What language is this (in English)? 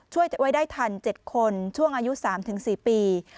Thai